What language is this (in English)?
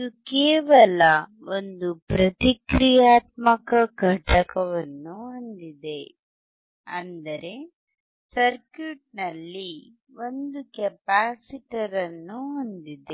Kannada